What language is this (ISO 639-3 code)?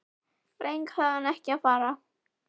isl